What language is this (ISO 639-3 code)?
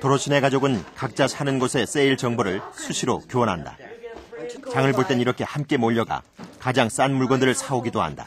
kor